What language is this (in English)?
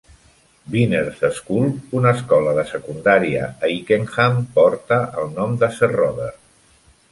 Catalan